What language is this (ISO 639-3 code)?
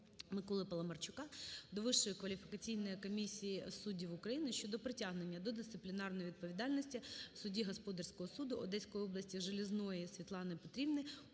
ukr